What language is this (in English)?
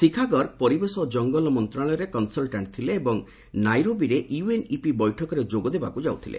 Odia